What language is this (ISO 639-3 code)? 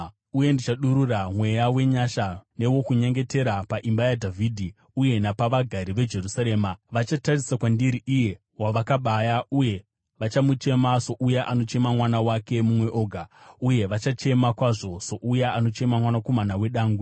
sna